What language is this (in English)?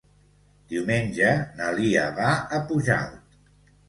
Catalan